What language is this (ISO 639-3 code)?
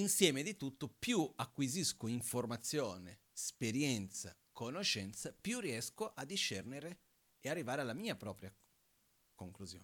ita